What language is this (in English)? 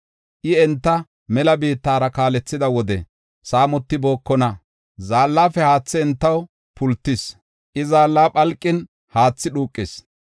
Gofa